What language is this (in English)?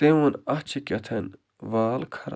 Kashmiri